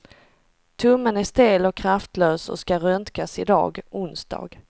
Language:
Swedish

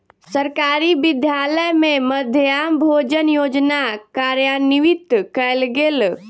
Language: Maithili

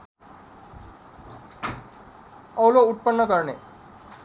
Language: Nepali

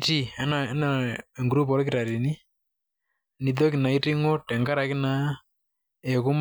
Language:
Masai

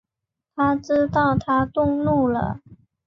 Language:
Chinese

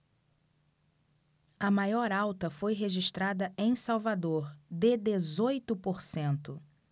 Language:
Portuguese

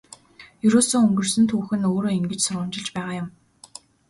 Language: Mongolian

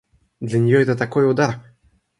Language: Russian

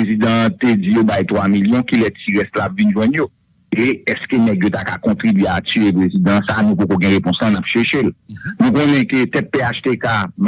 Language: French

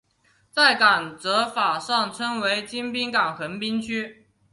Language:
Chinese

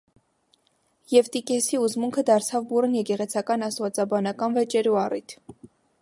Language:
Armenian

